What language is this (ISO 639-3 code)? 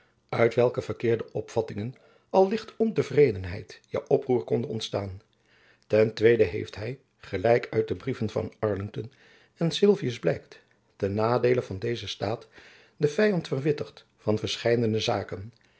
nld